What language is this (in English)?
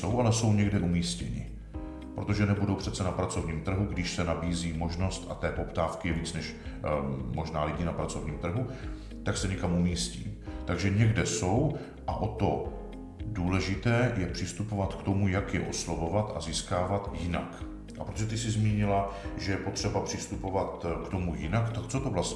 Czech